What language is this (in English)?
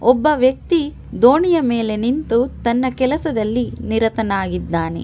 Kannada